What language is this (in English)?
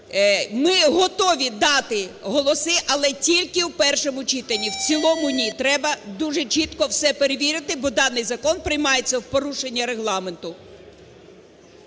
Ukrainian